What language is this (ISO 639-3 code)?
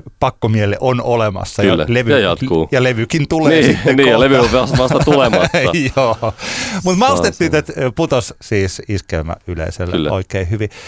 fin